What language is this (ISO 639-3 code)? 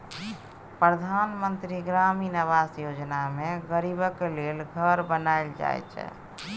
mai